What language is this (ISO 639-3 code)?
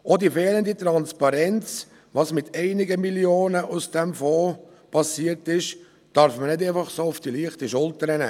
gsw